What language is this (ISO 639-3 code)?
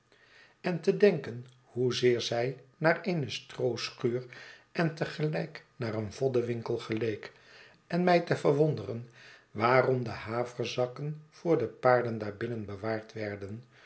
nld